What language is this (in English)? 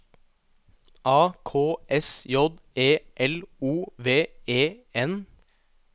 Norwegian